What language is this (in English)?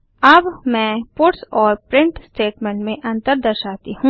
Hindi